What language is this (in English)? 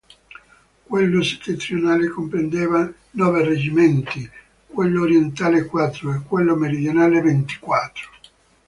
Italian